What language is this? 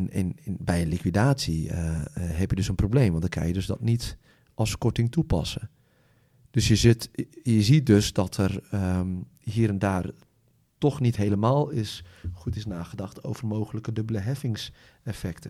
Dutch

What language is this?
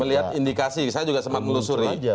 Indonesian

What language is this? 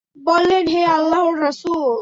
Bangla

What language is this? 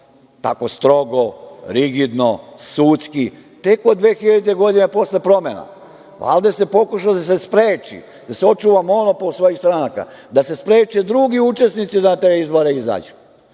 Serbian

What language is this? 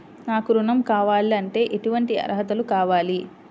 Telugu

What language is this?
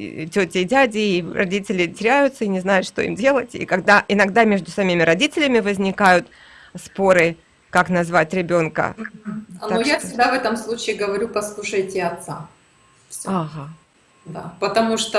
Russian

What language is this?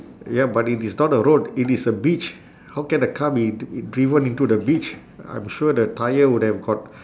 English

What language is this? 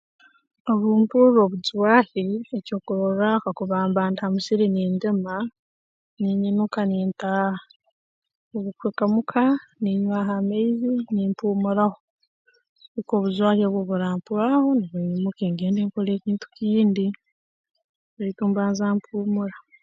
Tooro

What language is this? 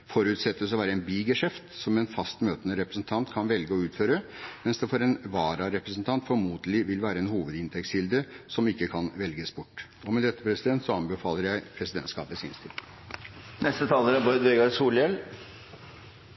Norwegian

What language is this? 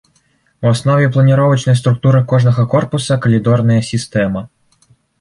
Belarusian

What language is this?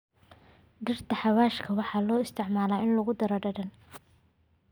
Somali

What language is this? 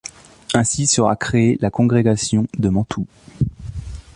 French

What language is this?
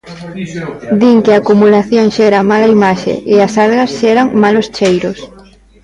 Galician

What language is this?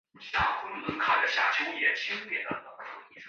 Chinese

